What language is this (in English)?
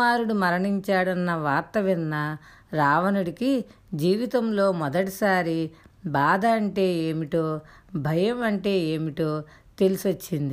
Telugu